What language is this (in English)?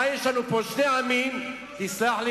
Hebrew